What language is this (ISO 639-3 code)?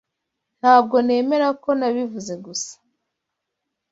kin